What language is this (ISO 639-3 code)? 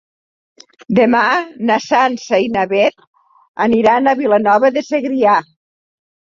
cat